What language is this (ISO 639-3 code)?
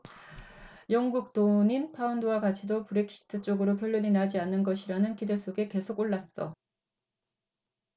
kor